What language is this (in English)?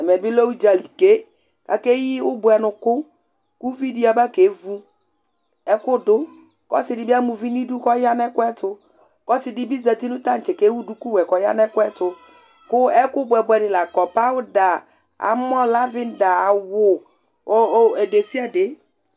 Ikposo